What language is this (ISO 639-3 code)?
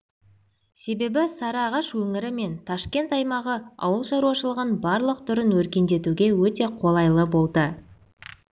kaz